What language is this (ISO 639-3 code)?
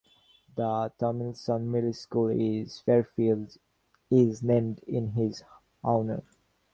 eng